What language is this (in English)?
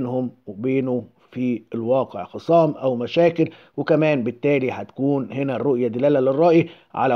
Arabic